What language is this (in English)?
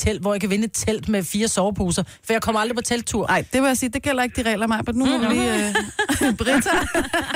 Danish